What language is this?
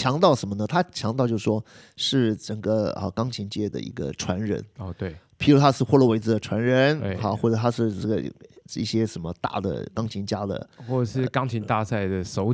Chinese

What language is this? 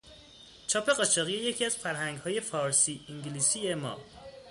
Persian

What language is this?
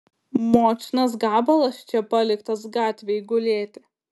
Lithuanian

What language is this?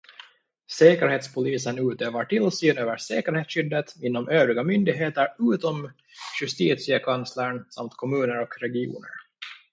Swedish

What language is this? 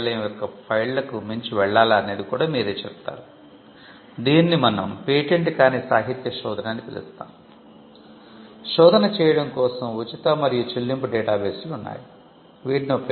Telugu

